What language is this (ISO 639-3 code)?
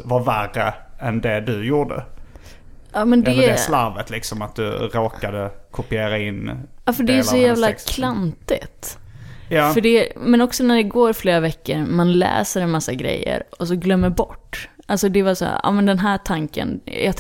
swe